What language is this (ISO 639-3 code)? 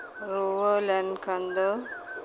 sat